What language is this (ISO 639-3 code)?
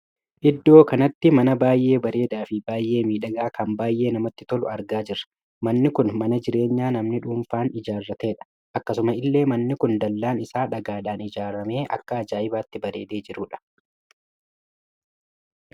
orm